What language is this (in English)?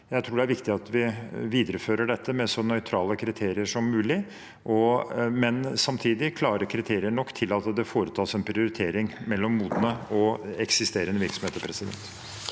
Norwegian